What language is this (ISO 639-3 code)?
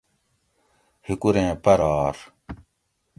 gwc